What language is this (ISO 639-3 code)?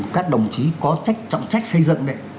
vie